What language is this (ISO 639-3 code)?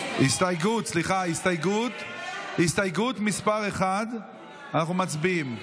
heb